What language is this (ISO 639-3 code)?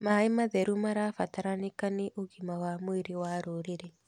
kik